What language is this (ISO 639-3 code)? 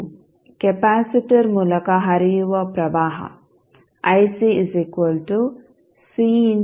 kan